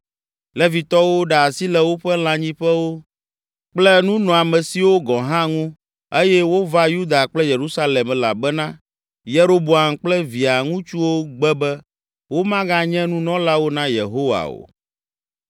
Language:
Ewe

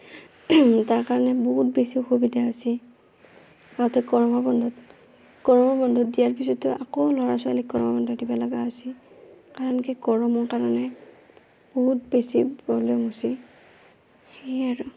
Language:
Assamese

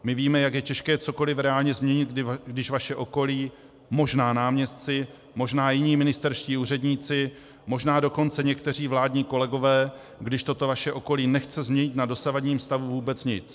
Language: Czech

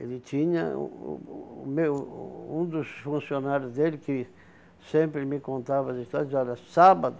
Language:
Portuguese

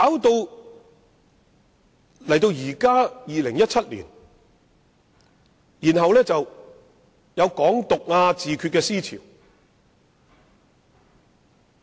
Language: Cantonese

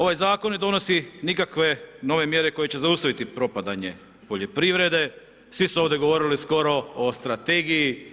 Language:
Croatian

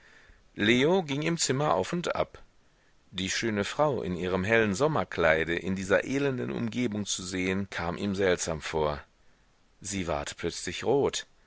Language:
German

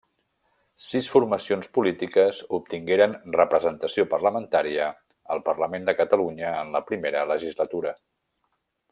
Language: Catalan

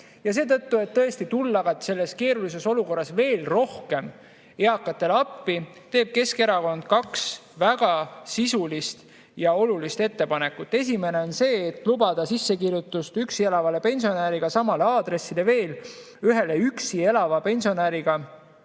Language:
Estonian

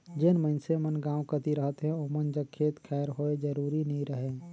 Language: Chhattisgarhi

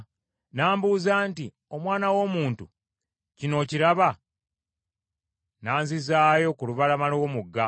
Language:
Ganda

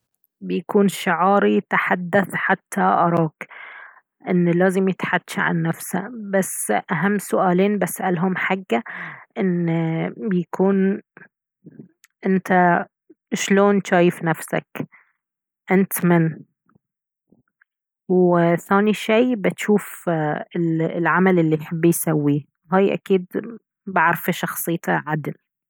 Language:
Baharna Arabic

